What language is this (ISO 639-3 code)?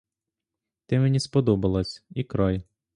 ukr